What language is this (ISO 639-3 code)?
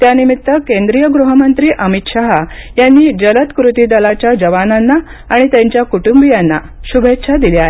mar